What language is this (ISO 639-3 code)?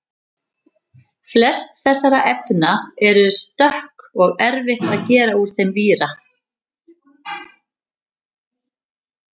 isl